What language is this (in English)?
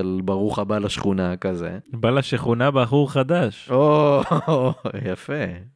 Hebrew